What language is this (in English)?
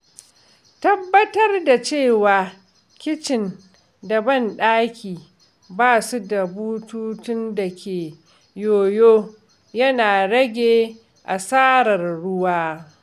Hausa